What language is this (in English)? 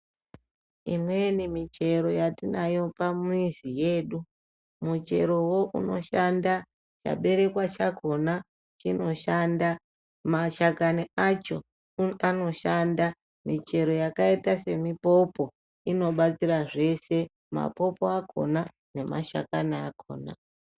Ndau